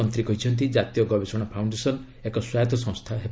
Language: Odia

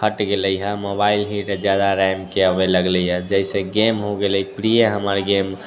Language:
Maithili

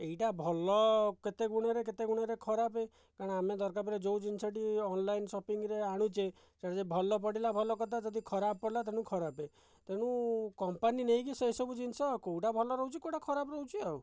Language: Odia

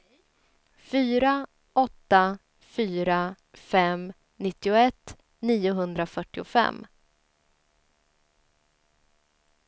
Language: Swedish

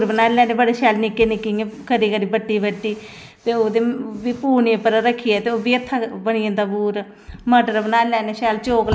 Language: Dogri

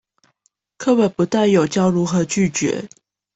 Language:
Chinese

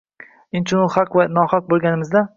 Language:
Uzbek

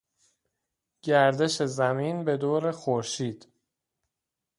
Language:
Persian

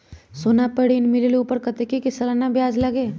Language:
Magahi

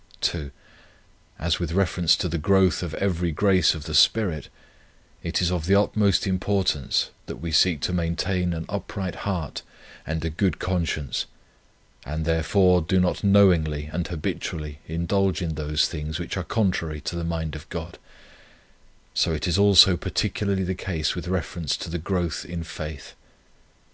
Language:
English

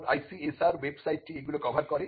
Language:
Bangla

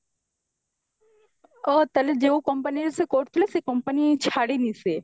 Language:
Odia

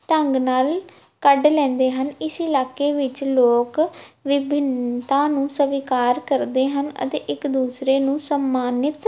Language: Punjabi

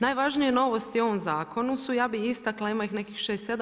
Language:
Croatian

